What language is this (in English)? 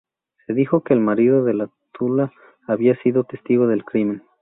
Spanish